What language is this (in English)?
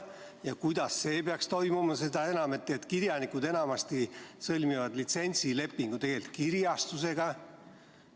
Estonian